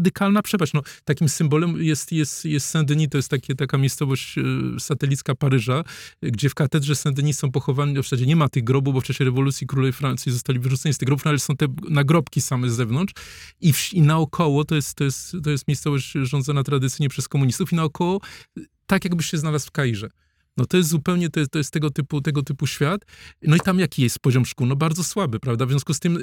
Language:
Polish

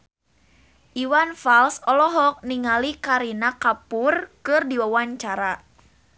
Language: Sundanese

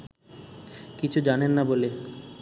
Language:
Bangla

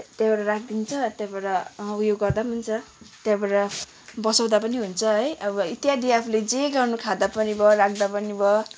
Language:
Nepali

